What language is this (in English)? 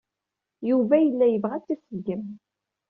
Kabyle